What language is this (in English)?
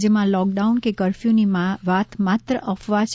Gujarati